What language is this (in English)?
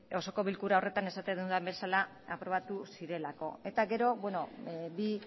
Basque